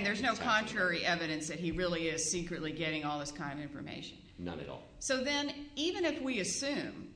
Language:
English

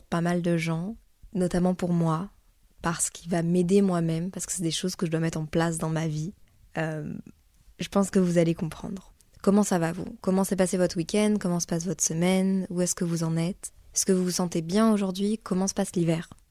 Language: French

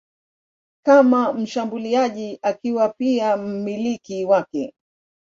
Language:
Swahili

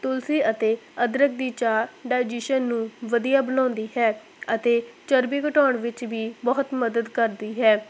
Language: Punjabi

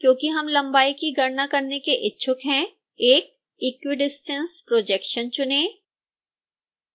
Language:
Hindi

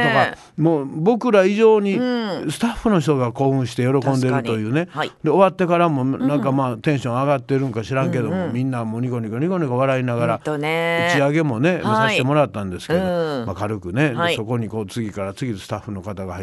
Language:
Japanese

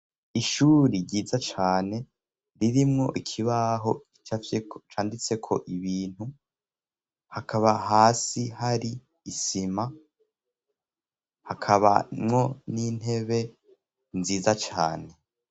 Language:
Rundi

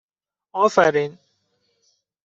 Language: Persian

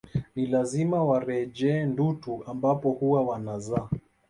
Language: Swahili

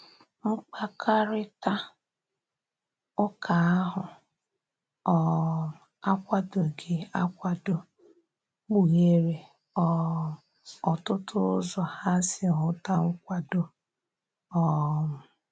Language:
Igbo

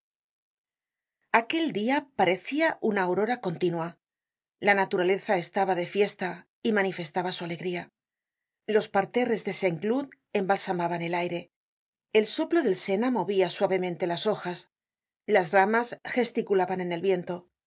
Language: Spanish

